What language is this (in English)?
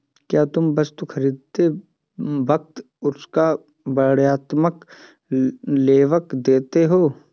Hindi